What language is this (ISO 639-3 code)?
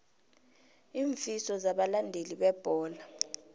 nbl